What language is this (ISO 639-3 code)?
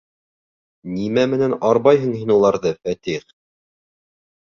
bak